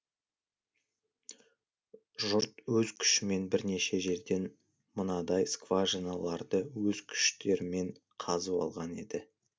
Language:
Kazakh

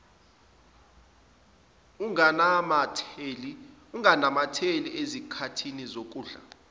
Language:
Zulu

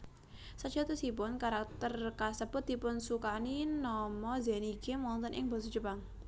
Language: Javanese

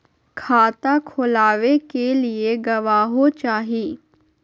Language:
Magahi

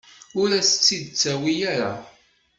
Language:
Kabyle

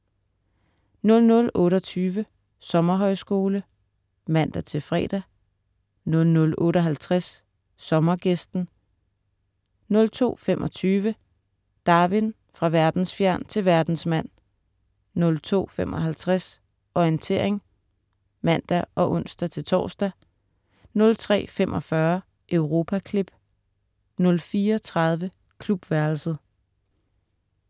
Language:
Danish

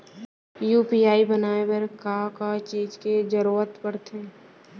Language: Chhattisgarhi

